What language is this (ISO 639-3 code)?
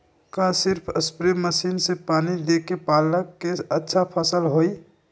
mag